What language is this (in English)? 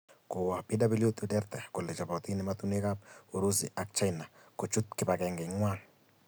Kalenjin